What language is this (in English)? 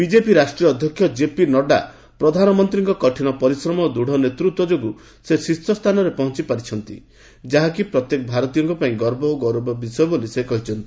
Odia